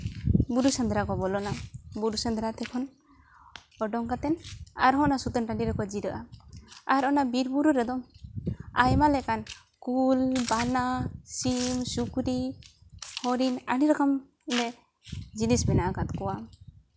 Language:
Santali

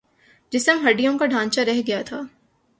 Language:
Urdu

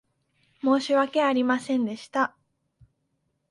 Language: Japanese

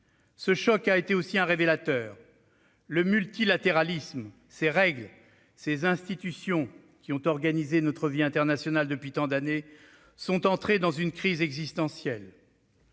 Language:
French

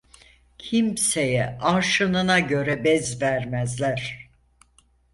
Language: Turkish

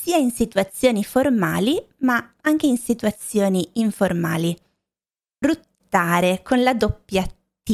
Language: Italian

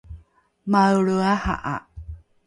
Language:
Rukai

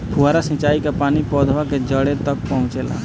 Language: Bhojpuri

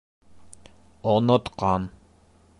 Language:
Bashkir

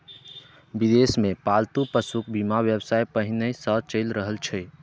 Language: Maithili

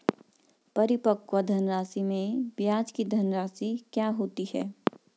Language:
Hindi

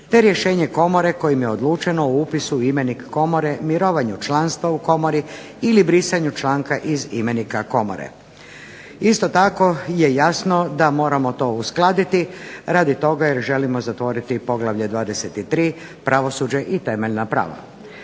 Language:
Croatian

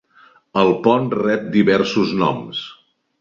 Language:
Catalan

